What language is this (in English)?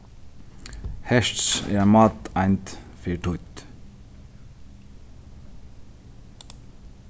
Faroese